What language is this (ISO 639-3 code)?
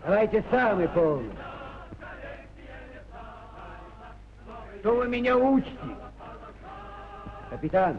rus